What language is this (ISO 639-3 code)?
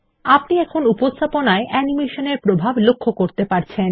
ben